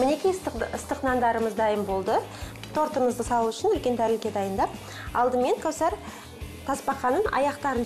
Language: Russian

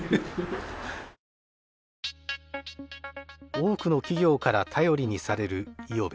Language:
Japanese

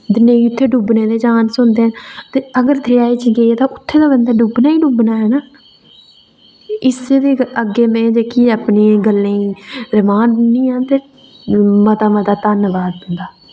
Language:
Dogri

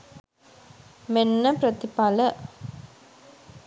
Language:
Sinhala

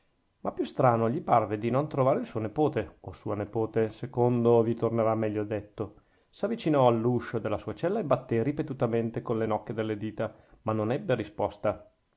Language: Italian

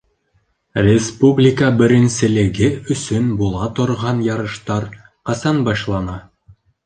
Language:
Bashkir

